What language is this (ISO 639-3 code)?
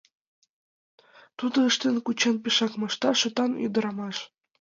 chm